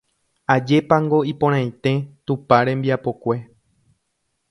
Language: Guarani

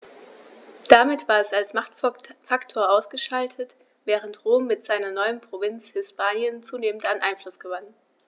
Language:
German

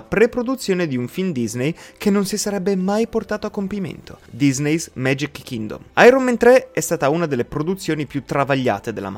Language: Italian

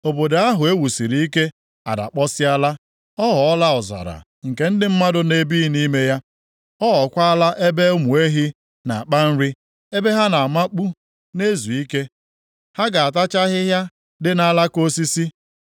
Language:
Igbo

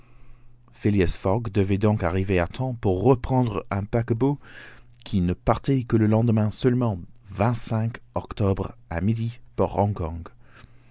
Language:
French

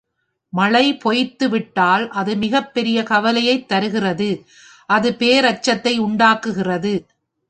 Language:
Tamil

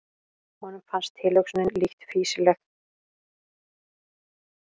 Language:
Icelandic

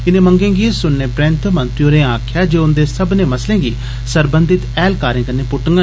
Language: Dogri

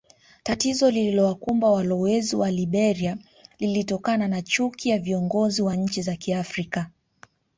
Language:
Swahili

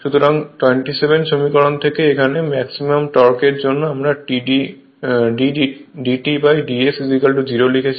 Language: Bangla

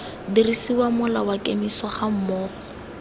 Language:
Tswana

